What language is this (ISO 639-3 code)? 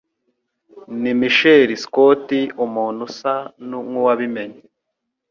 kin